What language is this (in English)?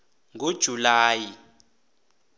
South Ndebele